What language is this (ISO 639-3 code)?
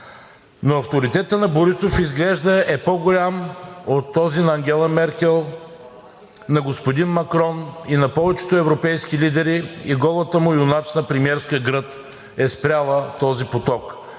bul